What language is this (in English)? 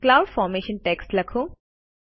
Gujarati